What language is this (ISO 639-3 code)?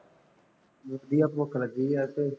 pan